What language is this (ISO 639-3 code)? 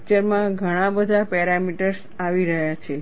guj